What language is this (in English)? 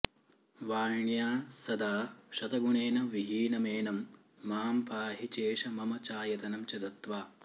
Sanskrit